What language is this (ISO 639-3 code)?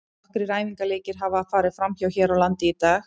isl